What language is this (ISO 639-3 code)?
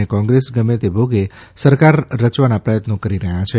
guj